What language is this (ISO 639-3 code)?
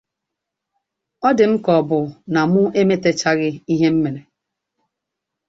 ibo